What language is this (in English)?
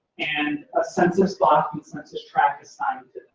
English